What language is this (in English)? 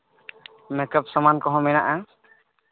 Santali